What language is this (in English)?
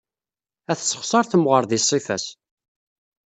Kabyle